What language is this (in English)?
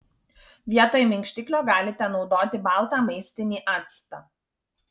Lithuanian